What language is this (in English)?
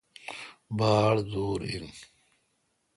Kalkoti